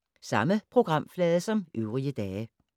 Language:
Danish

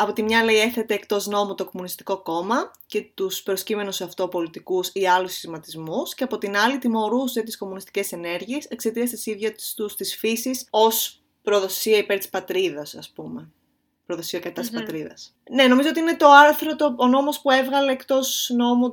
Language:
Greek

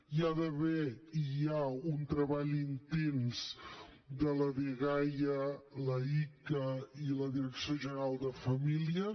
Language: Catalan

